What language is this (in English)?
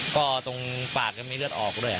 Thai